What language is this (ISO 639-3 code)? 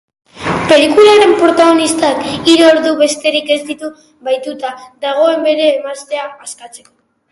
eus